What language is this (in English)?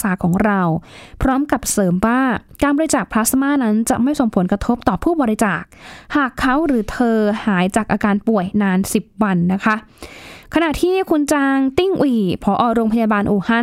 Thai